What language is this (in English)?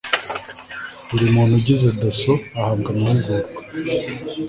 Kinyarwanda